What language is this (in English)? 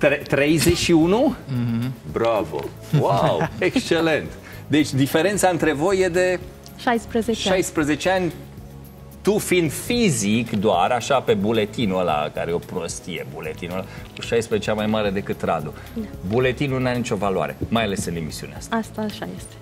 Romanian